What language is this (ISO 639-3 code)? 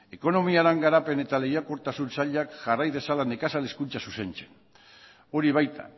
eus